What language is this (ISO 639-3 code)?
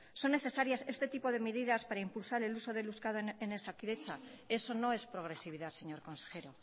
spa